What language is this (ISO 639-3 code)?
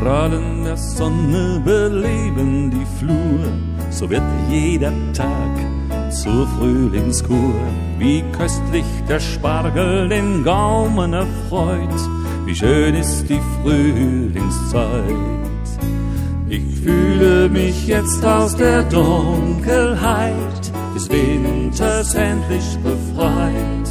deu